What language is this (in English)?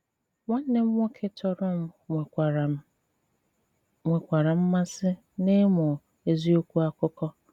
Igbo